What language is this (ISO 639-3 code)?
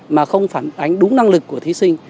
vie